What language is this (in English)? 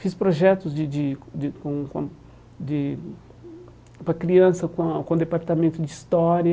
Portuguese